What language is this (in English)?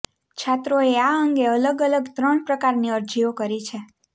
Gujarati